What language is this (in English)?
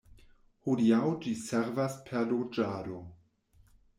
Esperanto